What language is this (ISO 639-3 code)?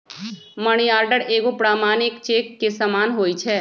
mag